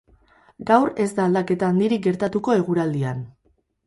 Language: Basque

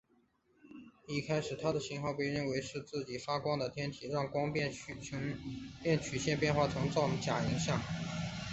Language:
Chinese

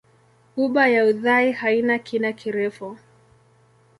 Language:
Swahili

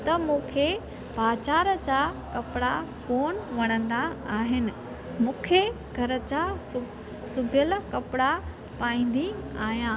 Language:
Sindhi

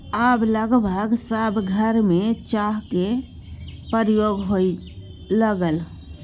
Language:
Maithili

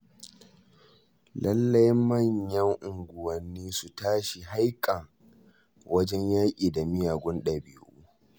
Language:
Hausa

